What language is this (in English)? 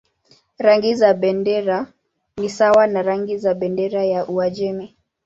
Swahili